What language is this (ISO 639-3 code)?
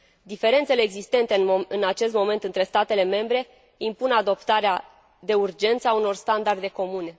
ron